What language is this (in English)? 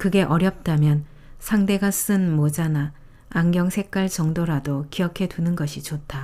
Korean